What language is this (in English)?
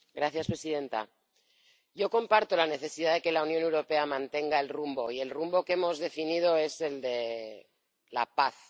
Spanish